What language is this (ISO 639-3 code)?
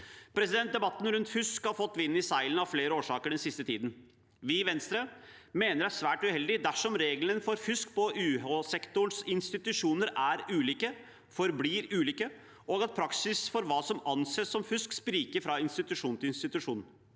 nor